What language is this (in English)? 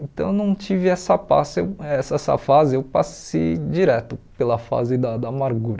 Portuguese